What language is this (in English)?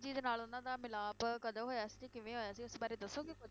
Punjabi